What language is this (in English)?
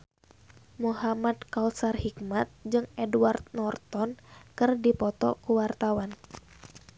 Sundanese